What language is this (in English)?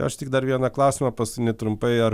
Lithuanian